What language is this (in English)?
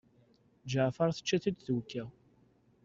Kabyle